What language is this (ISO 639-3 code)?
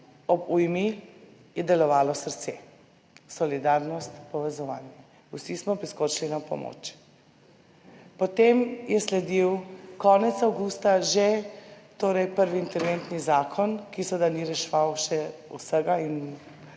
slv